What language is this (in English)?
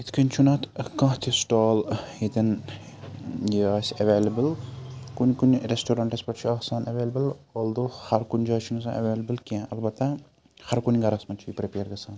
Kashmiri